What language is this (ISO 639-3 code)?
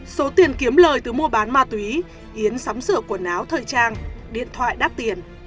vie